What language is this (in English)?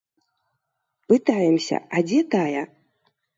Belarusian